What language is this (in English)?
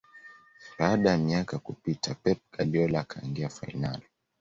Swahili